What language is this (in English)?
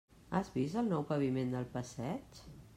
Catalan